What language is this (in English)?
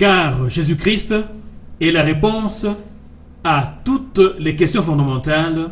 French